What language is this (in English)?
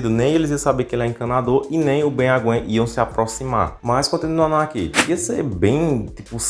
Portuguese